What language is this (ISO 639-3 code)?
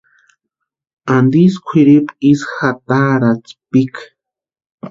pua